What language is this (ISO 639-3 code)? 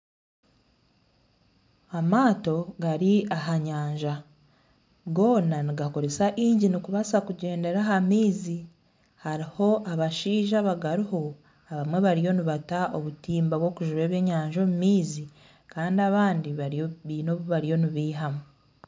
nyn